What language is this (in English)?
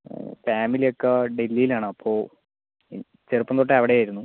Malayalam